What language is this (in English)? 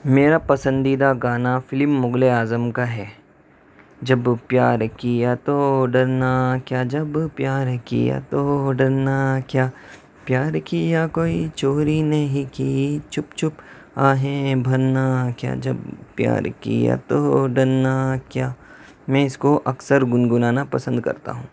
Urdu